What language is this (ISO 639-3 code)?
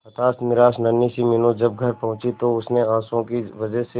hin